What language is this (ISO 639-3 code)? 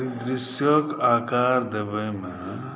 mai